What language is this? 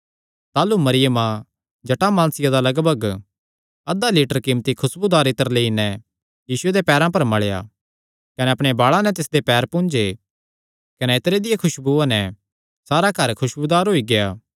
Kangri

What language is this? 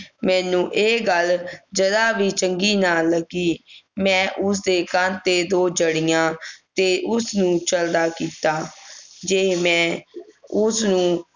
Punjabi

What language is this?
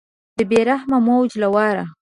Pashto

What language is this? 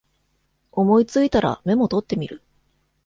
Japanese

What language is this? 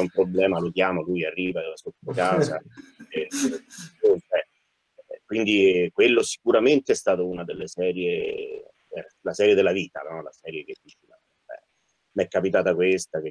Italian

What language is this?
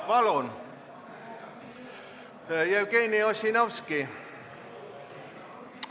Estonian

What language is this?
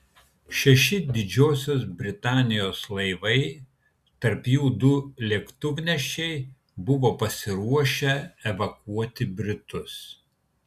Lithuanian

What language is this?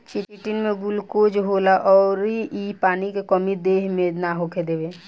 Bhojpuri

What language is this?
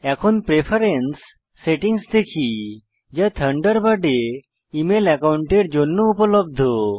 Bangla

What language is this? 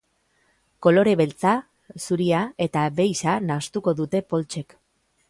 Basque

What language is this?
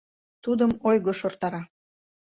Mari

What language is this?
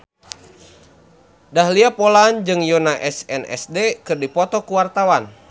Sundanese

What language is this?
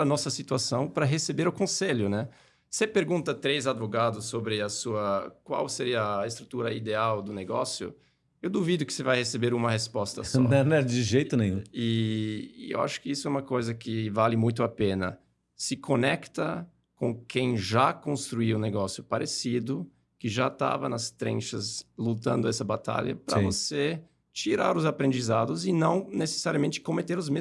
Portuguese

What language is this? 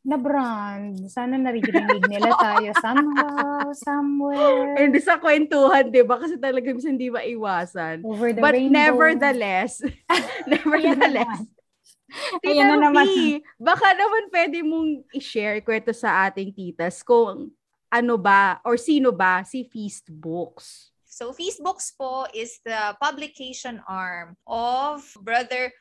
Filipino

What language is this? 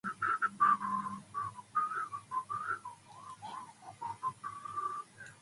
English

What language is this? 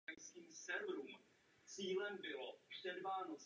Czech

